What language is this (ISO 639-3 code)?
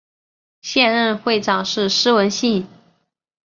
zho